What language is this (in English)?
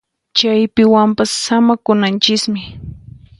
Puno Quechua